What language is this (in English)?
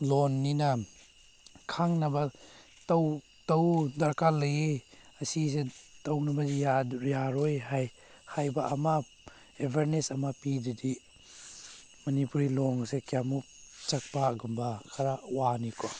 Manipuri